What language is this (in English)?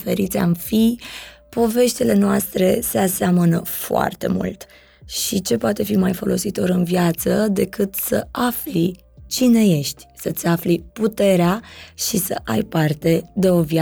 Romanian